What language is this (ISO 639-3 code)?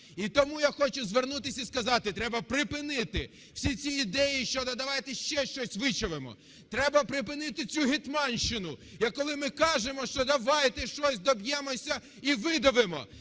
ukr